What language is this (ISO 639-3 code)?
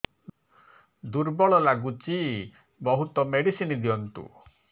ori